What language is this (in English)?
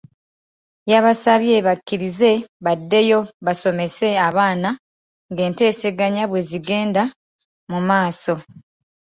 Ganda